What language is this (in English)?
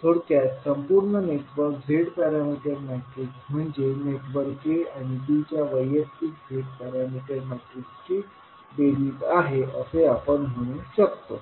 Marathi